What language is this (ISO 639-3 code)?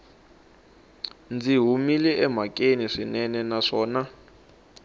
tso